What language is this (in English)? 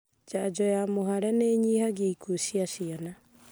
Kikuyu